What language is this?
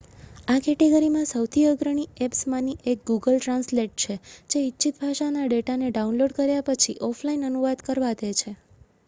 Gujarati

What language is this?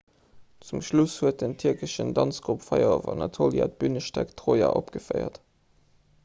Luxembourgish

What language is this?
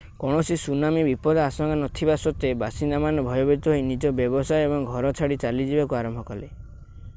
Odia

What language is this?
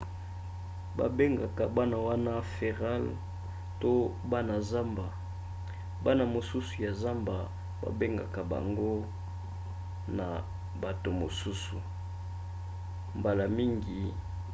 Lingala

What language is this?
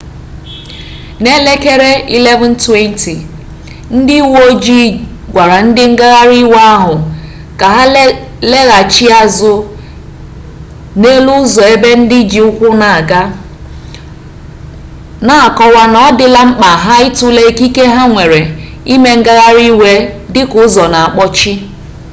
Igbo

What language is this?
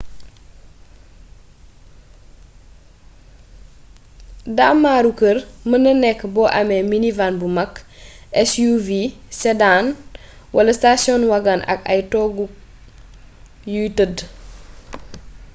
Wolof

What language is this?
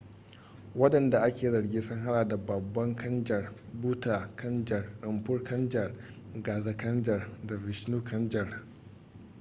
Hausa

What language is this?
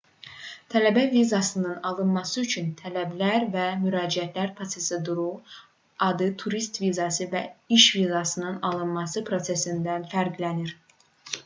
Azerbaijani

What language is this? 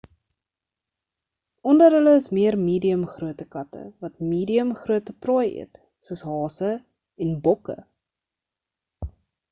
Afrikaans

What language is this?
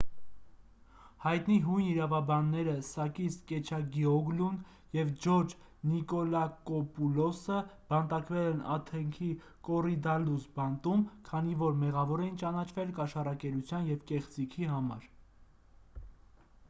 Armenian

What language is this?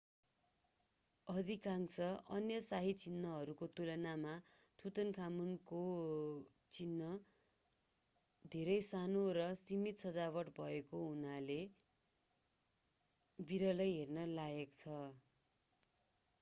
Nepali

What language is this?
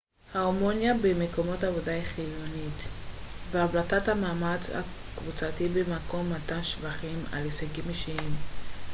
Hebrew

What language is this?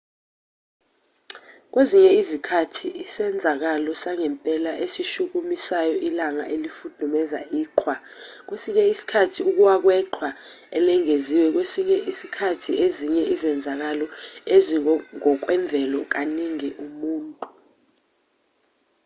Zulu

